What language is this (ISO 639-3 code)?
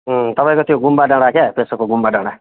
nep